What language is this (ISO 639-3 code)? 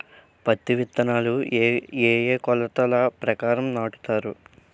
tel